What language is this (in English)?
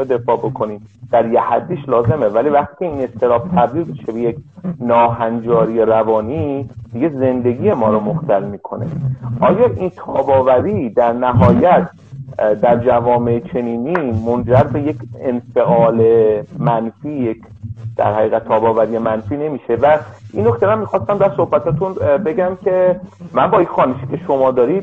Persian